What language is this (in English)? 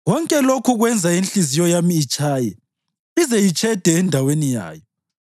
North Ndebele